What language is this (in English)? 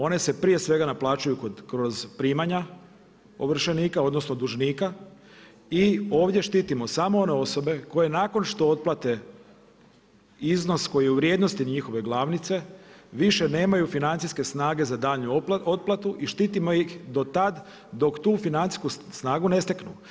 Croatian